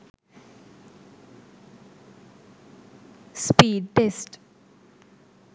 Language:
Sinhala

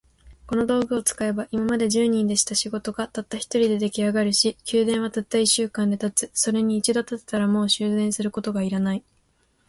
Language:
Japanese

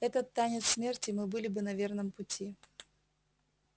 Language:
Russian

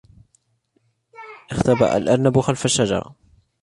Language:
Arabic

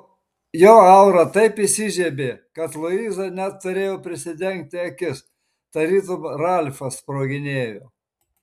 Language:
Lithuanian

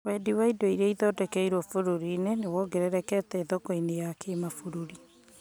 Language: Kikuyu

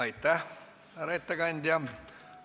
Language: Estonian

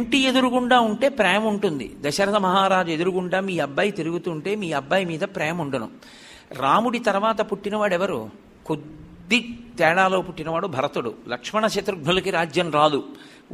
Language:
Telugu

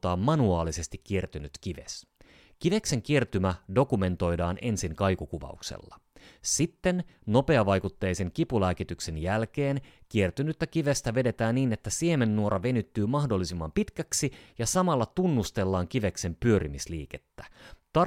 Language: Finnish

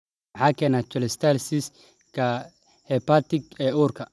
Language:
Somali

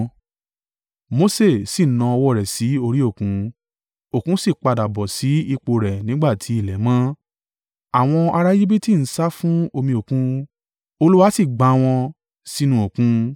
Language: Yoruba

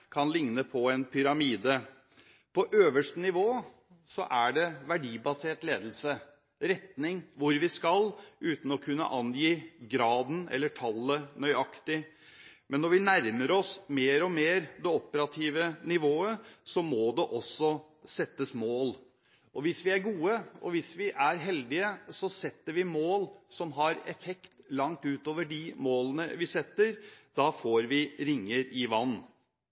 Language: Norwegian Bokmål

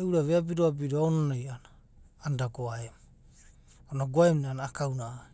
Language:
Abadi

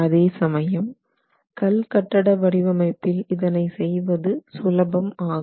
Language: Tamil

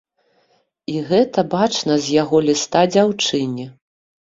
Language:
Belarusian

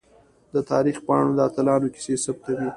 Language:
Pashto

